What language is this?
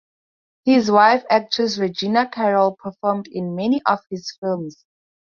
English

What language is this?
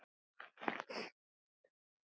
Icelandic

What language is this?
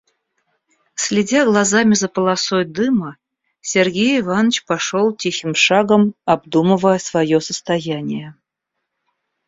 Russian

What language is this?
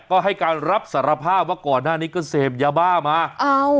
Thai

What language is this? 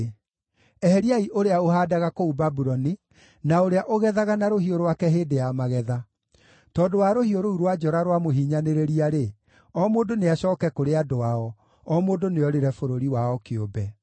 Kikuyu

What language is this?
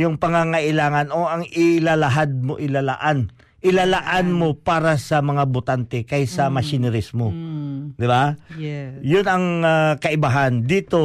Filipino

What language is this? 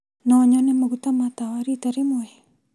Kikuyu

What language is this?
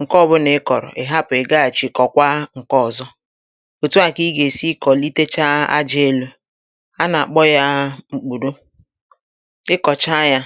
Igbo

